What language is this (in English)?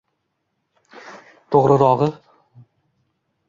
Uzbek